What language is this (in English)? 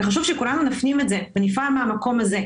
Hebrew